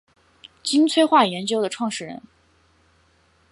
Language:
Chinese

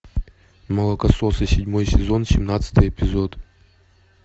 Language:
Russian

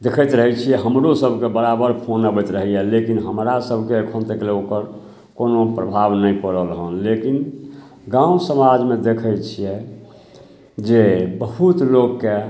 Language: Maithili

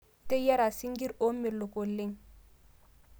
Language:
Masai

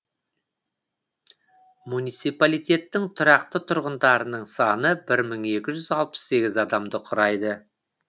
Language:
Kazakh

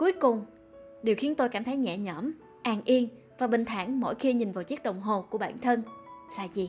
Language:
Vietnamese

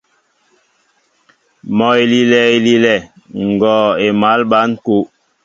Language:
Mbo (Cameroon)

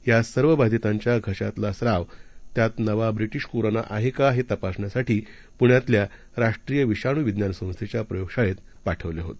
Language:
Marathi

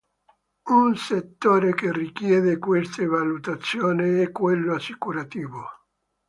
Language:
Italian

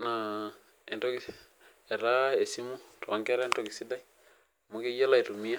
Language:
Masai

